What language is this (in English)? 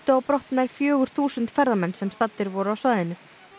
Icelandic